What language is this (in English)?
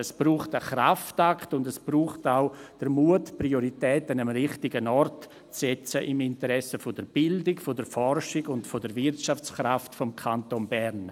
Swiss German